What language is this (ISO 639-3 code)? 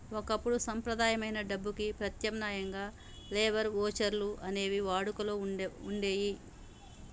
tel